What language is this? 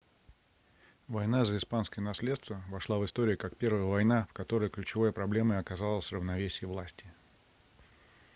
Russian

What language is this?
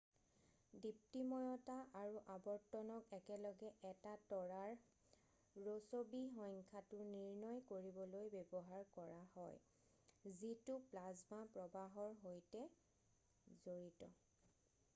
Assamese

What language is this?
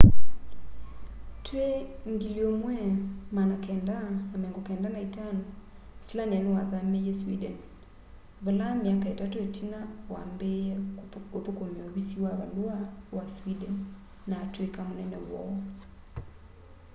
Kamba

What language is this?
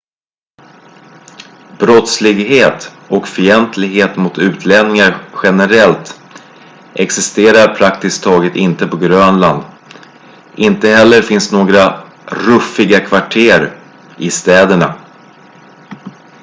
Swedish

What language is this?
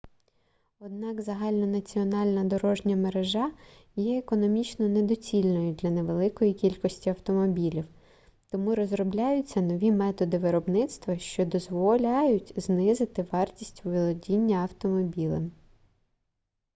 Ukrainian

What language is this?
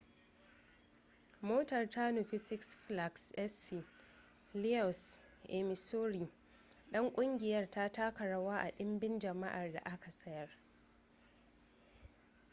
Hausa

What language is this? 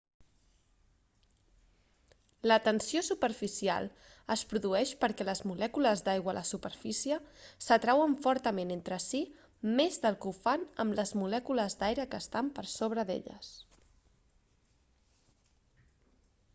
Catalan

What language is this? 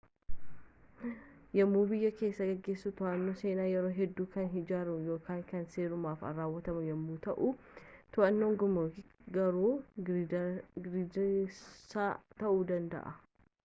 Oromo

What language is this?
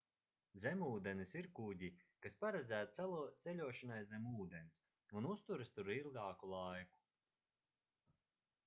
Latvian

